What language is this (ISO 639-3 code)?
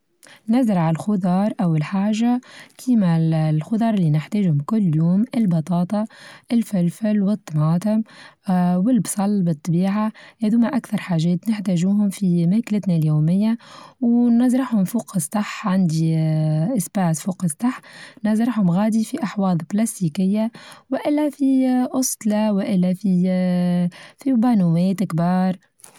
aeb